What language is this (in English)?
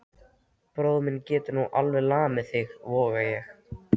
Icelandic